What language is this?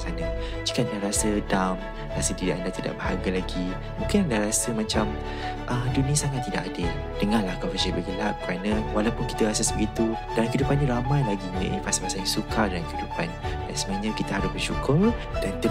Malay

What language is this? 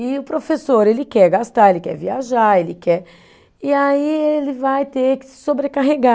Portuguese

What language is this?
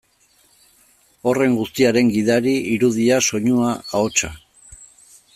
Basque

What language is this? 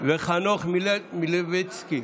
Hebrew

